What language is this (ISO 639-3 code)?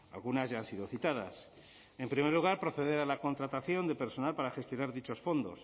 spa